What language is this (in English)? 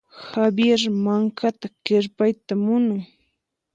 Puno Quechua